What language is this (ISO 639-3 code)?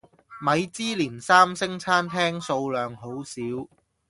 yue